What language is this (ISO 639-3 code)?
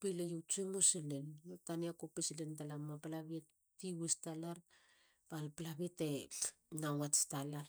hla